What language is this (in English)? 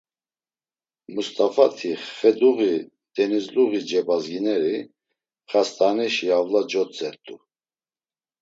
Laz